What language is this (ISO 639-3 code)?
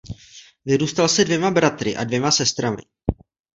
ces